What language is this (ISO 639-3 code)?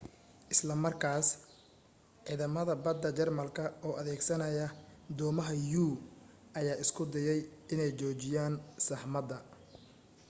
som